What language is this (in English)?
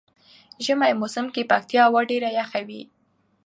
Pashto